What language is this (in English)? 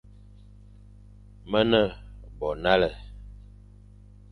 Fang